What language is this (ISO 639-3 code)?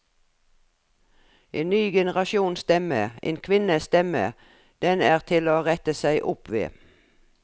nor